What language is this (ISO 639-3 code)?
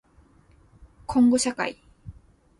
jpn